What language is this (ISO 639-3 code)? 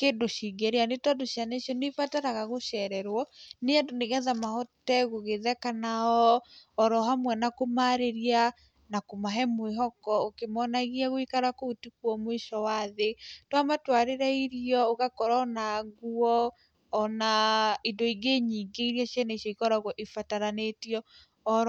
kik